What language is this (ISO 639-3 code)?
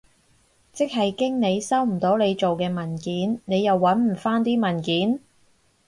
yue